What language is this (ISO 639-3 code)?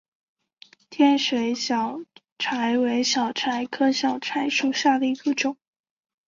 zho